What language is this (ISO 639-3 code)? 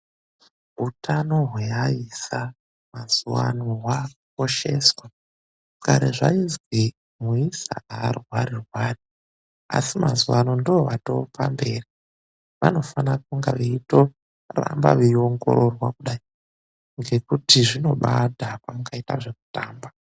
ndc